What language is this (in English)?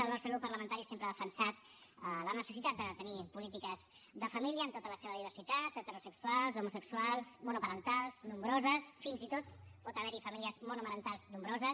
Catalan